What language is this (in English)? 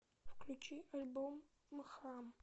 Russian